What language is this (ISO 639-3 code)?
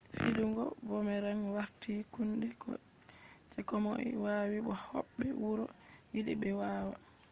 ful